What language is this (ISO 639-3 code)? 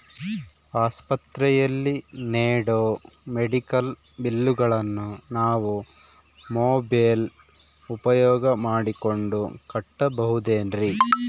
kan